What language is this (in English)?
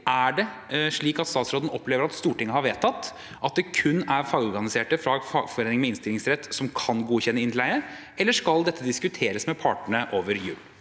Norwegian